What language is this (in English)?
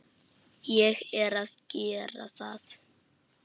Icelandic